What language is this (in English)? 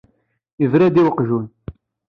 Kabyle